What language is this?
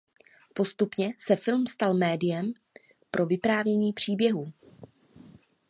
Czech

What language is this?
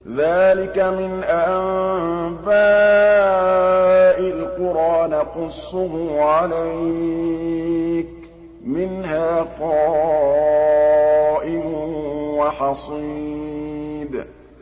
Arabic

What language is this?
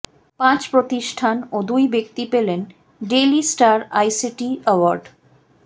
Bangla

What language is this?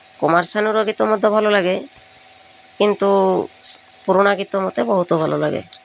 Odia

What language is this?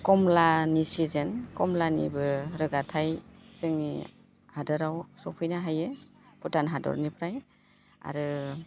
Bodo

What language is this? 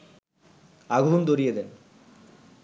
Bangla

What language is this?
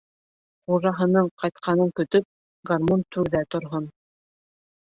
Bashkir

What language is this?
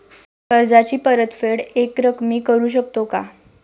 Marathi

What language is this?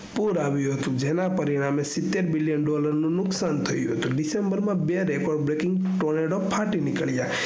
Gujarati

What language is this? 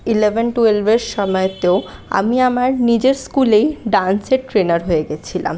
Bangla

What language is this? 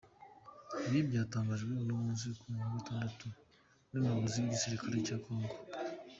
Kinyarwanda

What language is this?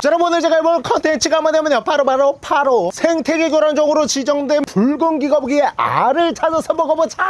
Korean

